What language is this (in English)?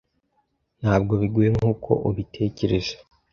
Kinyarwanda